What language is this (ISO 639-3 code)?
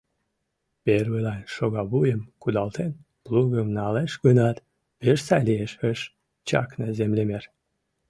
chm